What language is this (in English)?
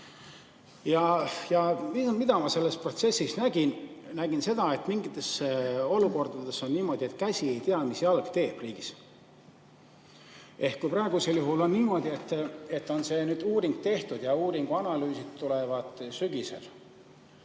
Estonian